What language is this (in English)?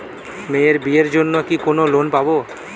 Bangla